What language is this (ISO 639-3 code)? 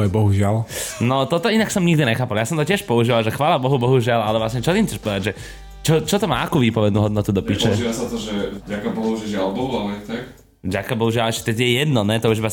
slk